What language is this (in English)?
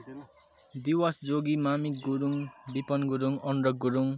Nepali